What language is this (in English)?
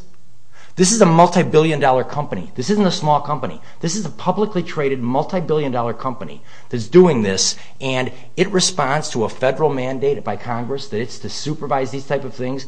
English